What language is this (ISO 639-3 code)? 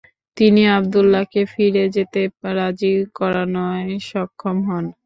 ben